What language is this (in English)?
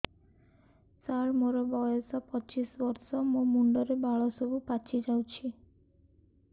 Odia